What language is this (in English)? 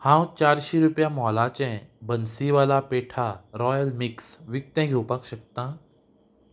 Konkani